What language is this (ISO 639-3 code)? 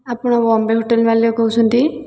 ori